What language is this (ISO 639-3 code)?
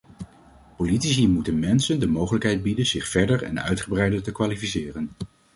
nld